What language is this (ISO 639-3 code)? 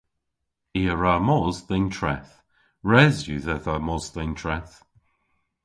cor